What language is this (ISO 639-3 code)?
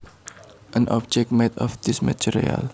jav